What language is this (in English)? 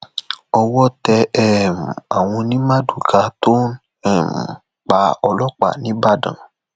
Yoruba